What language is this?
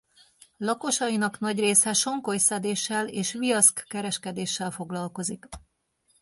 Hungarian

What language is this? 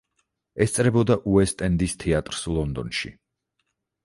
Georgian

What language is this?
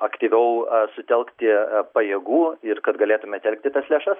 Lithuanian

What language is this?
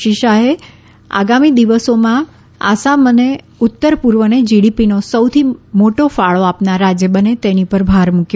Gujarati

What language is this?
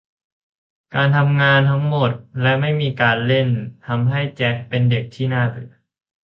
Thai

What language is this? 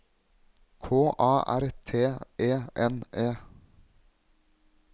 Norwegian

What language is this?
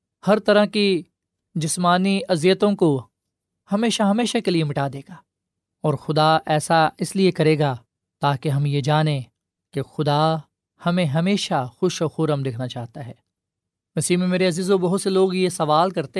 Urdu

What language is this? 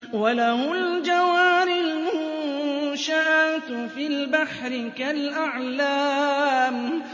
Arabic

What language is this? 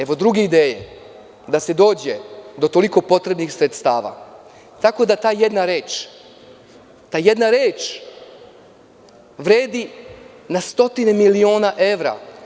Serbian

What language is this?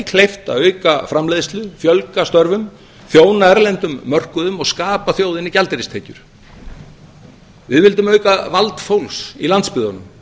Icelandic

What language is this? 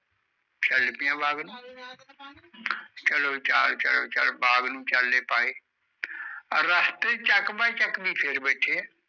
Punjabi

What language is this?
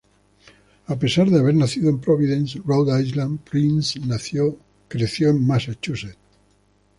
Spanish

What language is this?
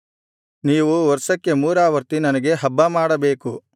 Kannada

